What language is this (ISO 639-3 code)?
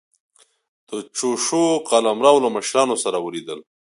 pus